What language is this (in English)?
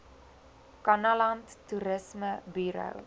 Afrikaans